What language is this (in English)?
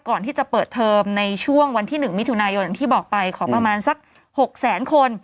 Thai